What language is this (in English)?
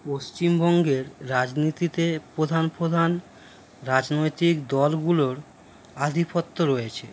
Bangla